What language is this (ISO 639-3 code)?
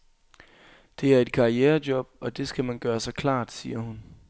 dan